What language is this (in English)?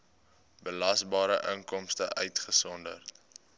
Afrikaans